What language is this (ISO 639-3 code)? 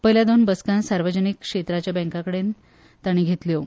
kok